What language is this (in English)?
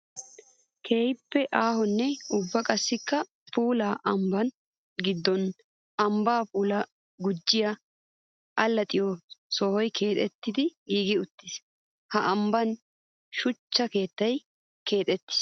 Wolaytta